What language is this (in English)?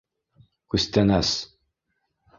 Bashkir